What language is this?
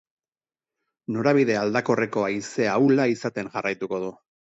Basque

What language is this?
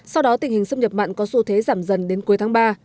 Vietnamese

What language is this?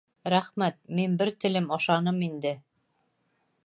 Bashkir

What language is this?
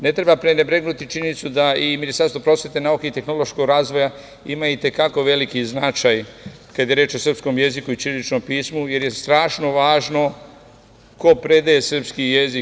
Serbian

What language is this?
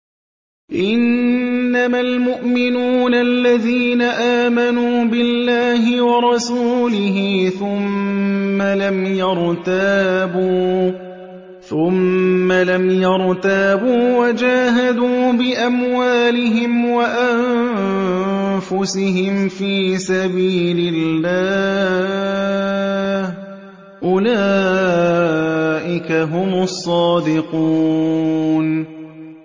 Arabic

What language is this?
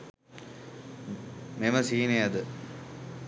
Sinhala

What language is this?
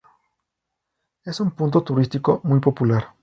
Spanish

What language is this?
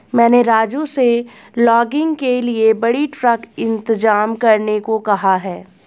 Hindi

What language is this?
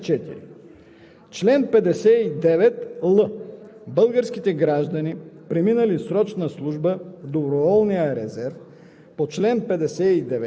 Bulgarian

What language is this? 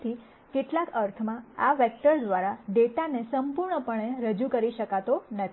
Gujarati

